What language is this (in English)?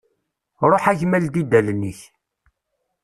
Kabyle